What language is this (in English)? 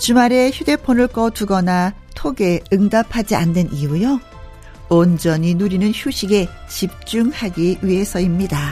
Korean